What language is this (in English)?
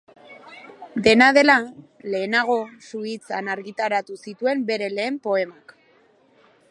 Basque